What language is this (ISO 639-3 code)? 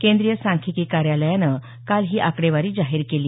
mar